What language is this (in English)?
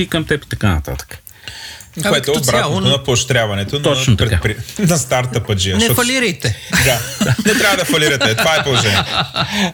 Bulgarian